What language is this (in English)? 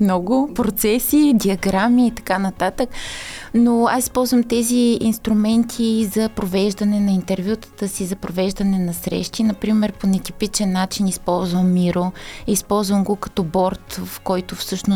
Bulgarian